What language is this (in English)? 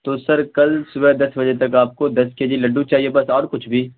Urdu